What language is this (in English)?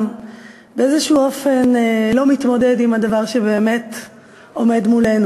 Hebrew